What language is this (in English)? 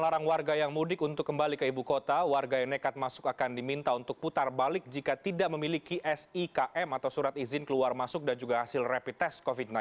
Indonesian